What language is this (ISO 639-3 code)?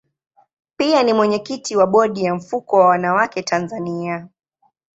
swa